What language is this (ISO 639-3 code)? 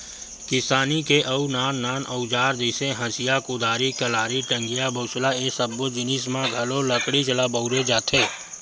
hne